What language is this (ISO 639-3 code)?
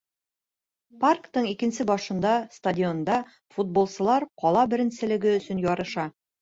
bak